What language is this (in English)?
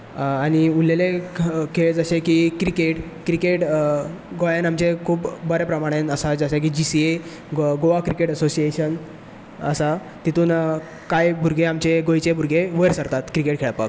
Konkani